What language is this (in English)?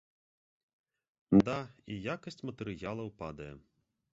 Belarusian